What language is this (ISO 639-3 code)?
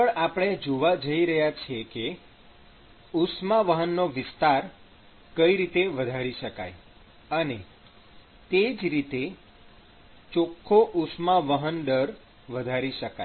guj